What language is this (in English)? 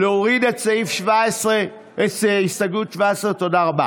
Hebrew